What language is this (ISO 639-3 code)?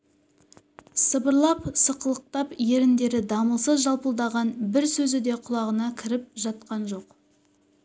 kaz